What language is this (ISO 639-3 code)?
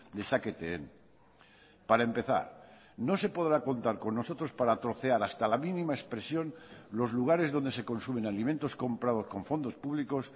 spa